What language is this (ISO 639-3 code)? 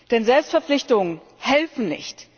deu